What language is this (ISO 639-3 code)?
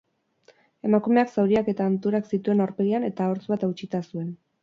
eus